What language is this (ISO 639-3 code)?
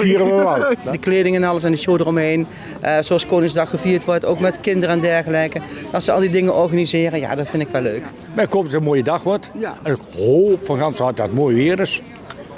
nld